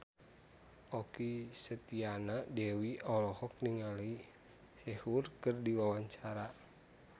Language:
Sundanese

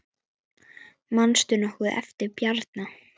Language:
Icelandic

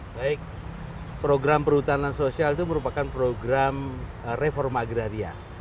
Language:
Indonesian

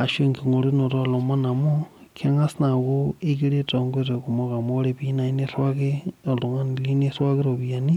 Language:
Masai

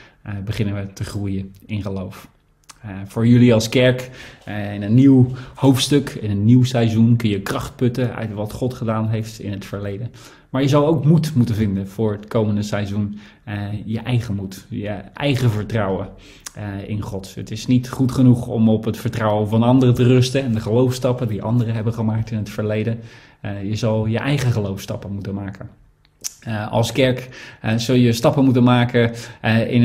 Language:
Dutch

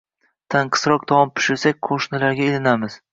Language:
Uzbek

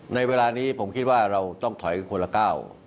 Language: Thai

